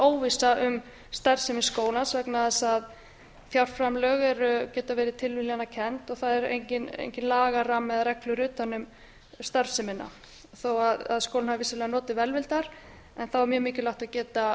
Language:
Icelandic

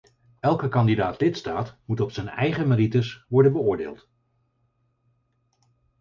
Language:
Dutch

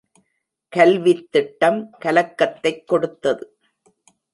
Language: Tamil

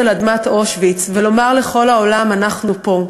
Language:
Hebrew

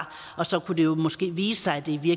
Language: Danish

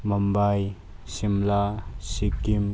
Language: Manipuri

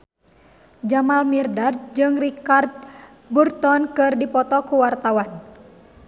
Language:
Sundanese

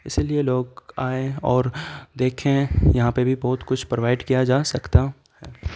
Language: Urdu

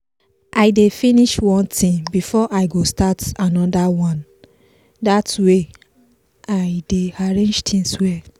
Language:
Nigerian Pidgin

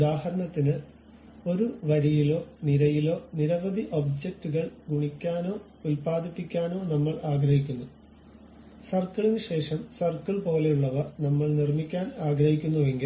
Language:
Malayalam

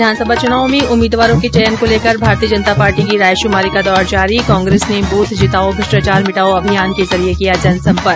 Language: Hindi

